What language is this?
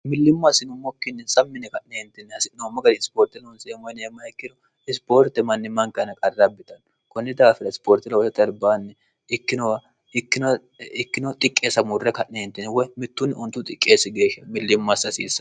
Sidamo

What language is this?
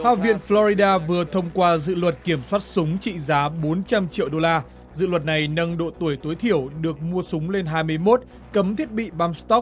Vietnamese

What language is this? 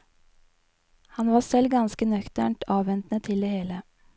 Norwegian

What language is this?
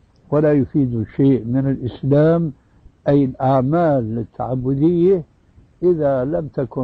Arabic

